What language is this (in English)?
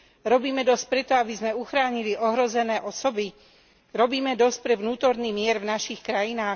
Slovak